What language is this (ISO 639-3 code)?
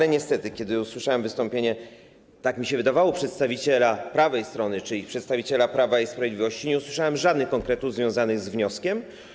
pol